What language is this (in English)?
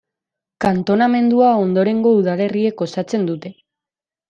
Basque